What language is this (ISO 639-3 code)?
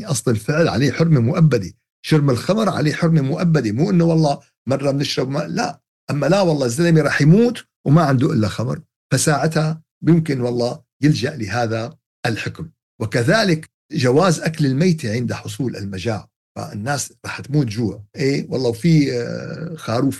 ara